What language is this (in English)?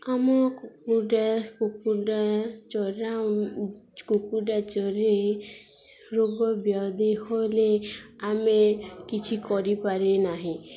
Odia